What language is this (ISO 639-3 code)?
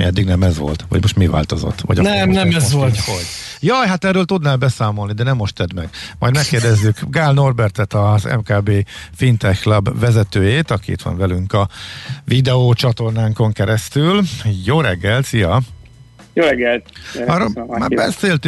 hun